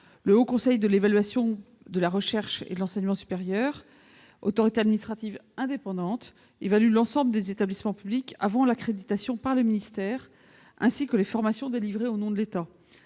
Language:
French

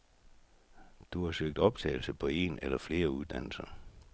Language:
Danish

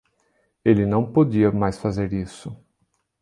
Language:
Portuguese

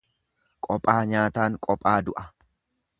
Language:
Oromo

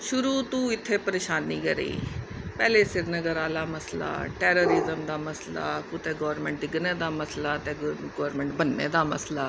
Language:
Dogri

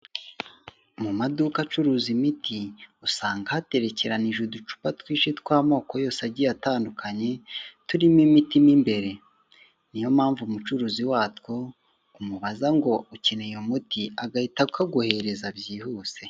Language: Kinyarwanda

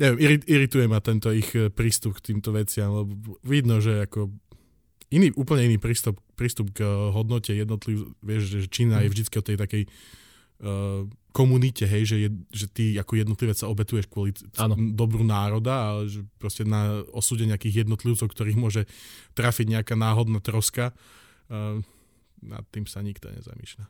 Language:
Slovak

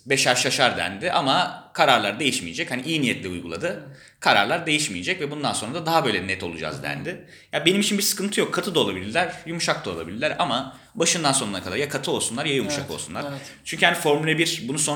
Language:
Turkish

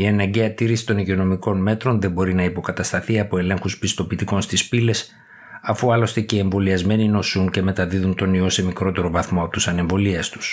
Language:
Greek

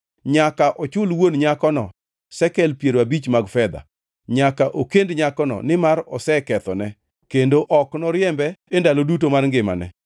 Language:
Luo (Kenya and Tanzania)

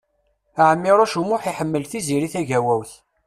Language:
Kabyle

